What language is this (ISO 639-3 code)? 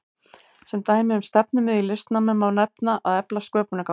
isl